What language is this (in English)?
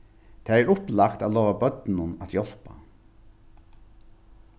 Faroese